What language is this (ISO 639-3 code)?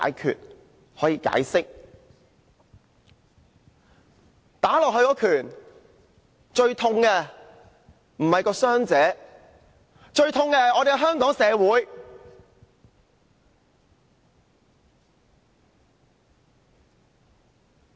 yue